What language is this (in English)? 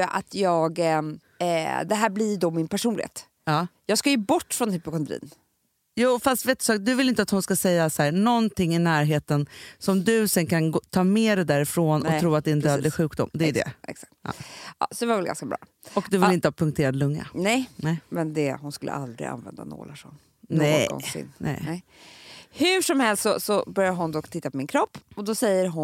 Swedish